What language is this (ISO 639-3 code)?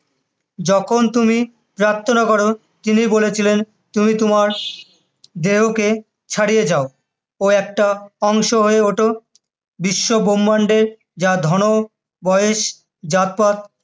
ben